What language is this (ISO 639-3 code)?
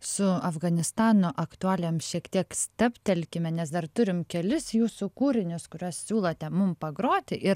lit